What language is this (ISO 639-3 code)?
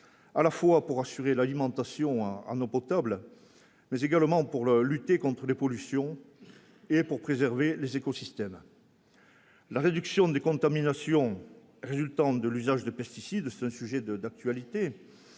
fra